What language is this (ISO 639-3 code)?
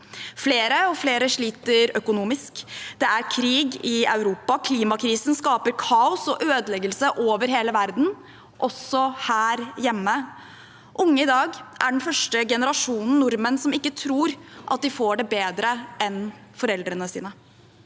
nor